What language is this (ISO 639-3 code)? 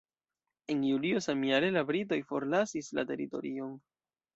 epo